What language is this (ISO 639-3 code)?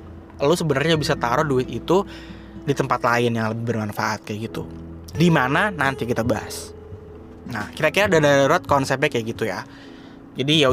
ind